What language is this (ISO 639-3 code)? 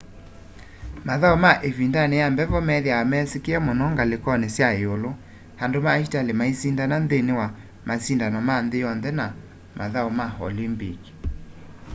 kam